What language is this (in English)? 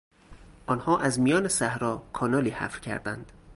Persian